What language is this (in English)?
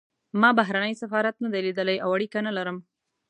Pashto